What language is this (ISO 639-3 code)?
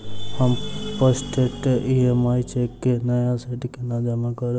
mai